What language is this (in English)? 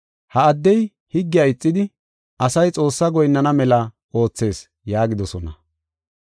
Gofa